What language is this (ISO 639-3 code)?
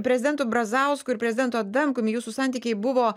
lit